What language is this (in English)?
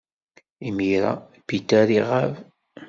Kabyle